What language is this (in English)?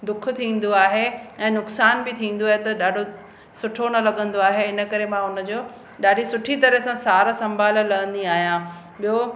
Sindhi